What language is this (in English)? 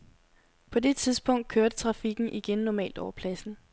Danish